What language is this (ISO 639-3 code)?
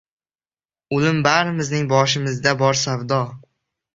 uzb